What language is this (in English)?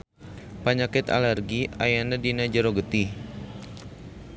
Sundanese